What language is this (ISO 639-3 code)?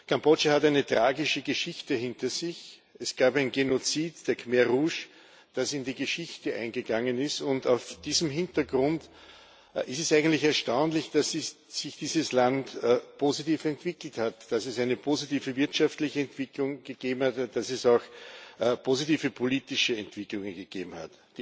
deu